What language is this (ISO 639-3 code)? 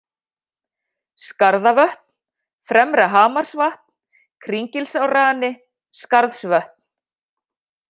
isl